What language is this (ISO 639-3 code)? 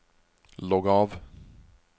nor